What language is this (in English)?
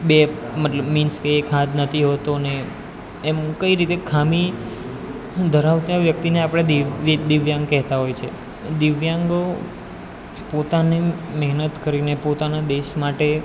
Gujarati